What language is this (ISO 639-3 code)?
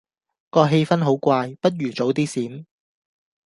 yue